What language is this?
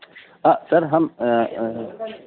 Urdu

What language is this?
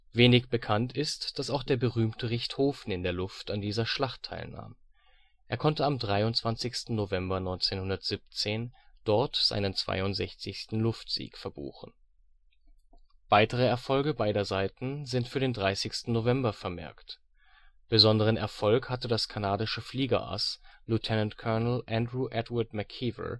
German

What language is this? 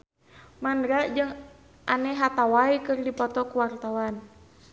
Sundanese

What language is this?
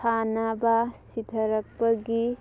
Manipuri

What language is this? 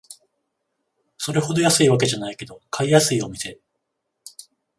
Japanese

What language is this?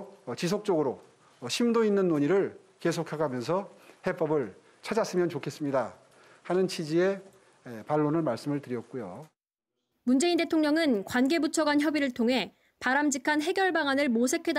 Korean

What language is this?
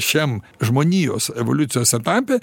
Lithuanian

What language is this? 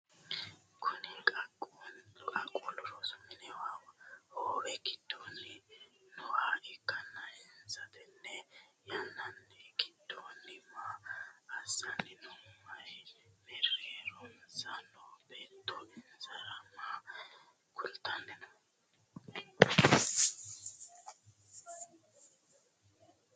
Sidamo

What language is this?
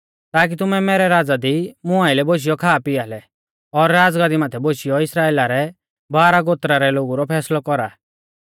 Mahasu Pahari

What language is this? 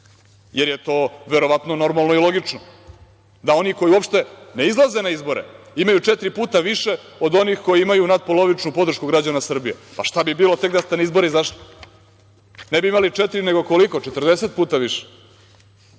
Serbian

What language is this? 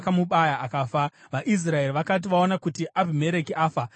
Shona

